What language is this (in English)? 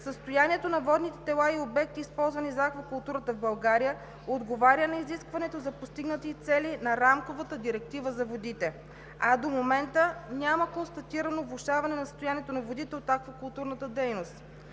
Bulgarian